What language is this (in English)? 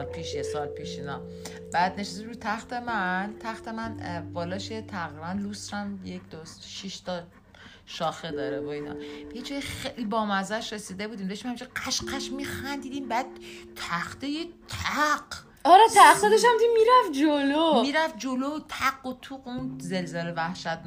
Persian